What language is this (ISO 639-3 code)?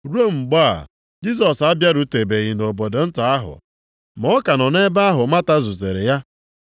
ibo